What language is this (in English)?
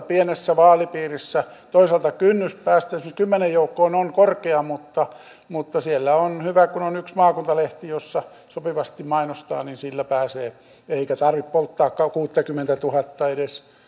Finnish